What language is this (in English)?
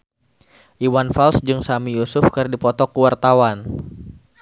Sundanese